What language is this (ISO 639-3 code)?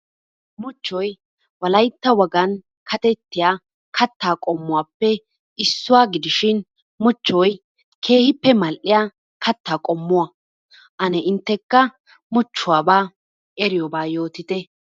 wal